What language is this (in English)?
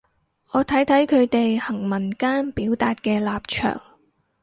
Cantonese